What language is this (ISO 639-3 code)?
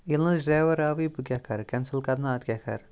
kas